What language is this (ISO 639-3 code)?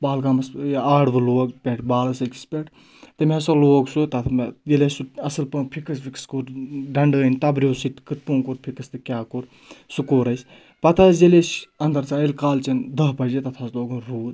kas